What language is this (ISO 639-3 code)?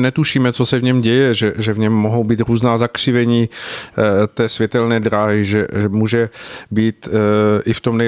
ces